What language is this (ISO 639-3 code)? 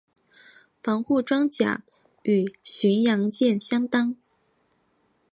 zho